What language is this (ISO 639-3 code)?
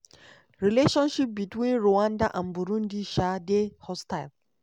pcm